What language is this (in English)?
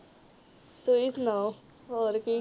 Punjabi